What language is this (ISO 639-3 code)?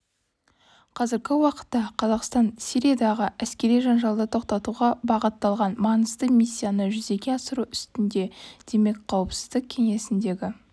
kaz